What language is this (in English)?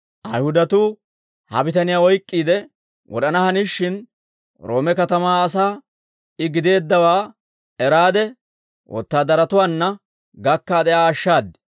Dawro